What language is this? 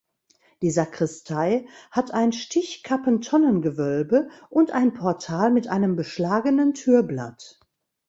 German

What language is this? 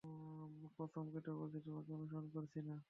Bangla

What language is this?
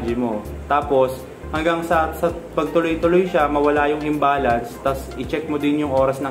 Filipino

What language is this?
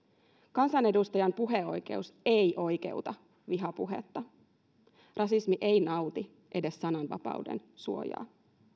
Finnish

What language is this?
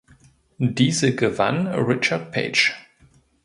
German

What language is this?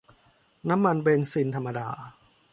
Thai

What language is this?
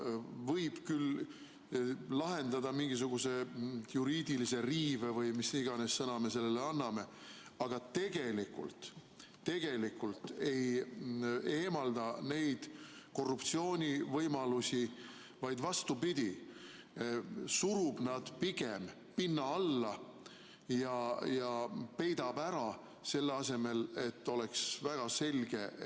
Estonian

